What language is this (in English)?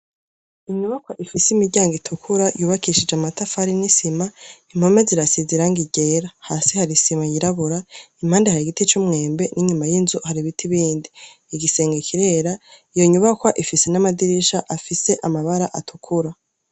Rundi